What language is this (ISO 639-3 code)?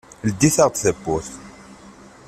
kab